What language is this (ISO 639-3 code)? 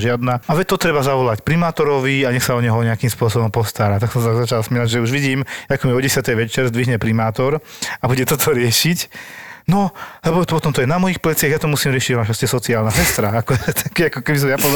slk